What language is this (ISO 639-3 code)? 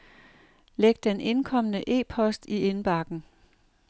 dan